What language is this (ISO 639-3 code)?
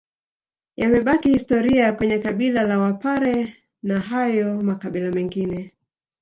swa